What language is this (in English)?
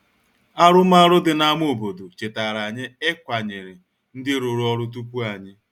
Igbo